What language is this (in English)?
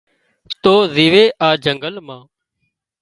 Wadiyara Koli